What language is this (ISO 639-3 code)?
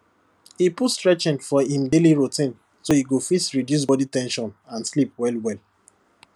pcm